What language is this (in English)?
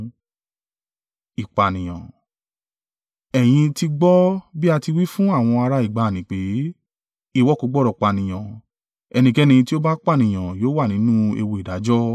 Yoruba